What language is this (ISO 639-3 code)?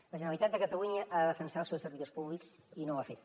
cat